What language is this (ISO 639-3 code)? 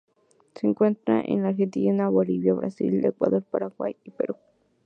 spa